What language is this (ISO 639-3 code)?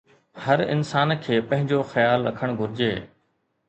snd